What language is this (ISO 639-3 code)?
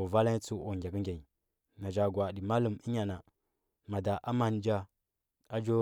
hbb